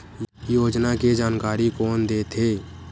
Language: Chhattisgarhi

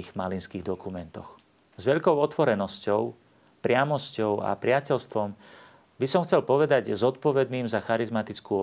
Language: Slovak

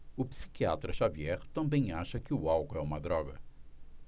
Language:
Portuguese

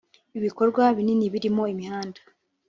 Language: Kinyarwanda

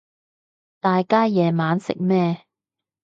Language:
Cantonese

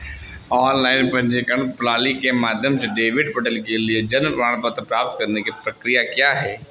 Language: Hindi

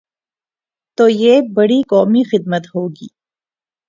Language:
Urdu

